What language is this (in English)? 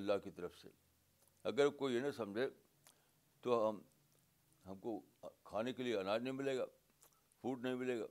Urdu